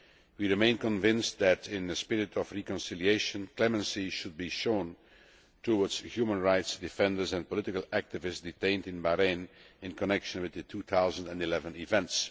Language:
English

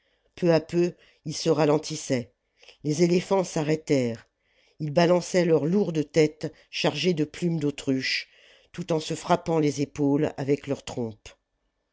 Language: French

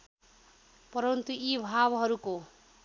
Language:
Nepali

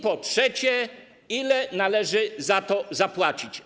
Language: Polish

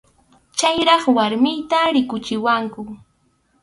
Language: Arequipa-La Unión Quechua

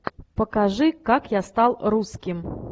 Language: Russian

